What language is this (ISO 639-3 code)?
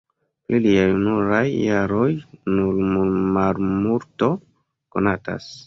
epo